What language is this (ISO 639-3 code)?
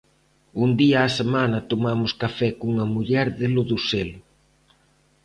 glg